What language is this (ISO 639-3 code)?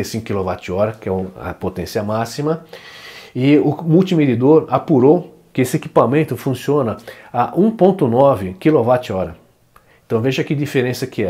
por